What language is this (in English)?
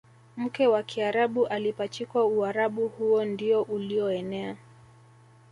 Swahili